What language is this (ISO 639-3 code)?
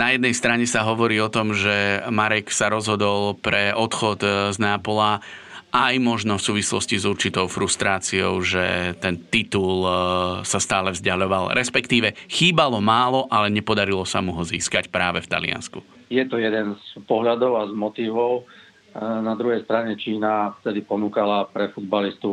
slk